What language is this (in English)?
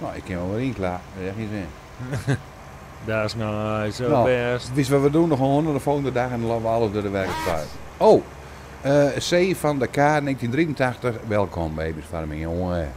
Dutch